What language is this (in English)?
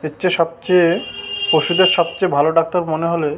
Bangla